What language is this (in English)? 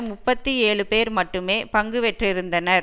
Tamil